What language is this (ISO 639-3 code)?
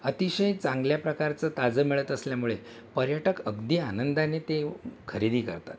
mar